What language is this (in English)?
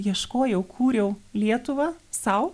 Lithuanian